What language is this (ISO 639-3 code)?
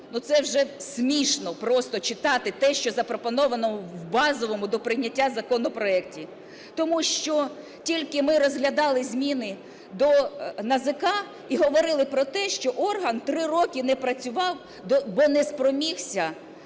ukr